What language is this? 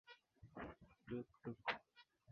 Swahili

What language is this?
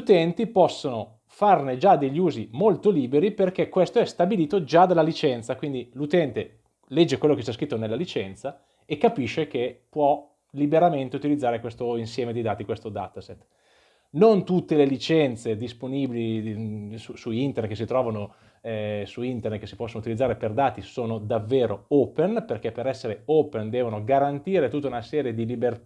Italian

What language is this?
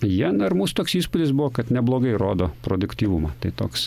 Lithuanian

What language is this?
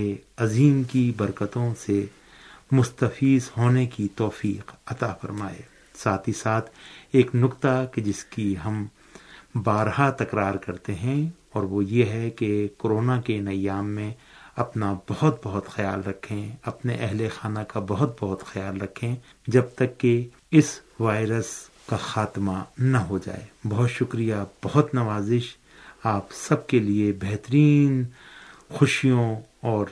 Urdu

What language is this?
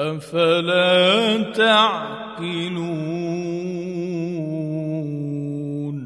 Arabic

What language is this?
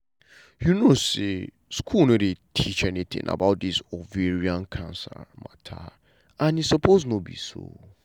Nigerian Pidgin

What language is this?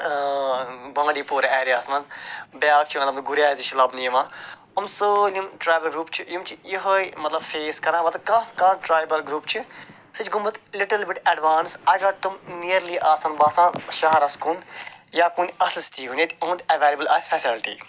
Kashmiri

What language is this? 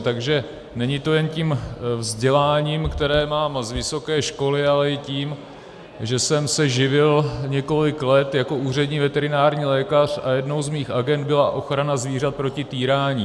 Czech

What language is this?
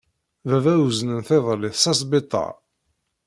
Kabyle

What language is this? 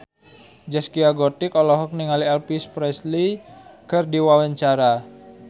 Sundanese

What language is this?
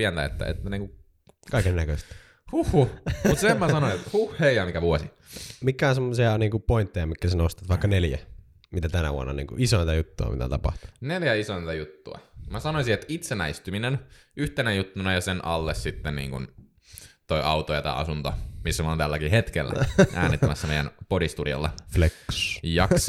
Finnish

